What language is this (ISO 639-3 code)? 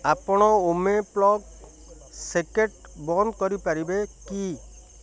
ori